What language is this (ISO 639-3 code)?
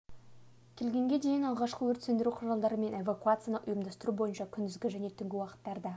kaz